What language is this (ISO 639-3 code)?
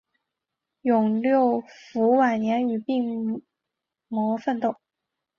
zho